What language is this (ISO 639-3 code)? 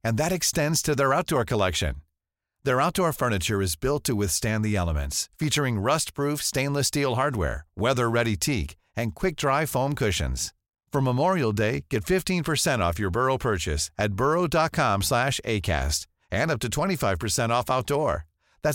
fas